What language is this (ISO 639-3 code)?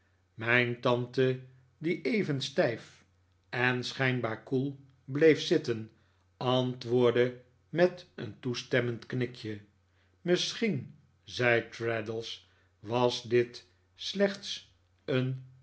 nld